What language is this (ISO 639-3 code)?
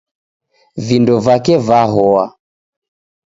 dav